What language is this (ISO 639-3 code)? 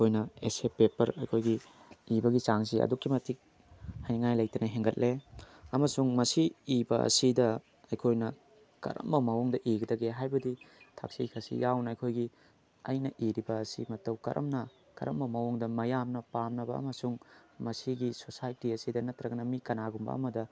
mni